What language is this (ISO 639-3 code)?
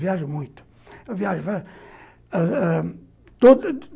por